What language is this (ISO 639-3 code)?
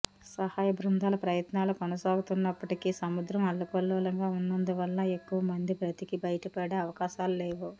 tel